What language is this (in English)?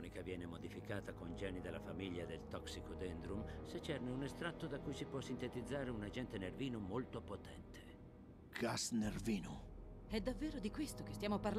Italian